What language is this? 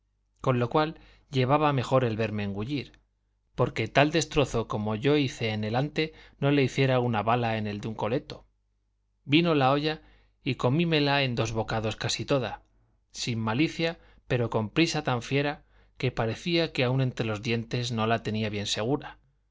Spanish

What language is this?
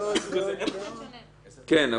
Hebrew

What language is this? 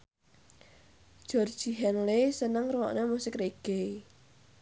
Javanese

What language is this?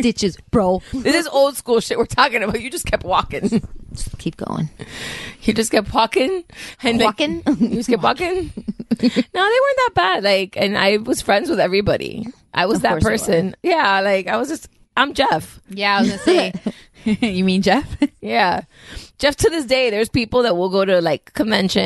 English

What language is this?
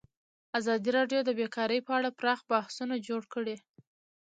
Pashto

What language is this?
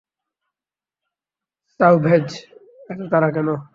Bangla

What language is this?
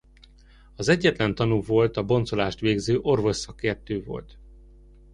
Hungarian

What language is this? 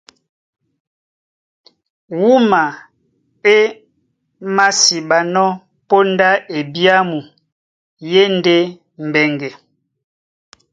Duala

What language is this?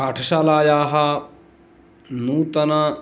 Sanskrit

